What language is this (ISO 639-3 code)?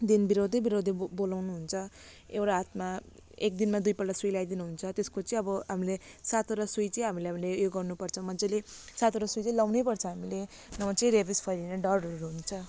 nep